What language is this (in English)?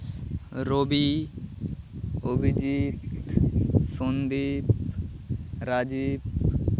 Santali